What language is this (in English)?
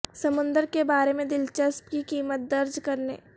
Urdu